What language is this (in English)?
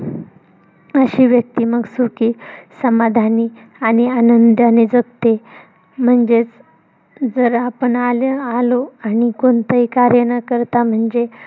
Marathi